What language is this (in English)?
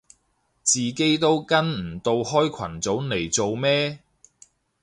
Cantonese